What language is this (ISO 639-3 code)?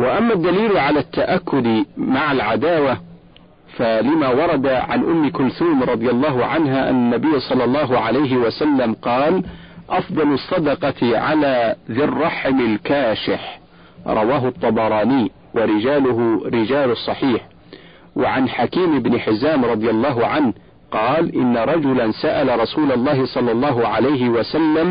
ara